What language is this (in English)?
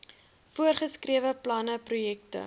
Afrikaans